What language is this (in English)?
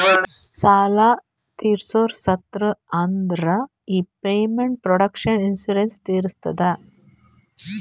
Kannada